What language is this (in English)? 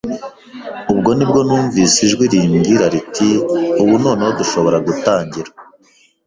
Kinyarwanda